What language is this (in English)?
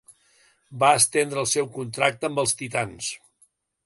Catalan